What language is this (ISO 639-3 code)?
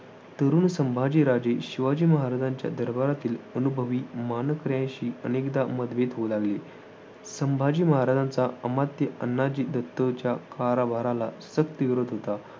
mar